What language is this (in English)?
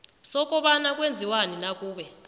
South Ndebele